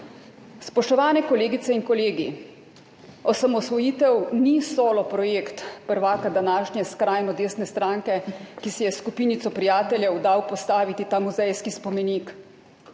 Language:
Slovenian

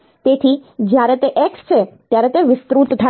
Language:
Gujarati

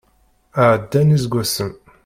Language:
Kabyle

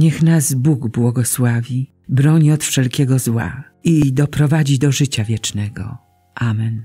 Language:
Polish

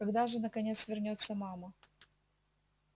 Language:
Russian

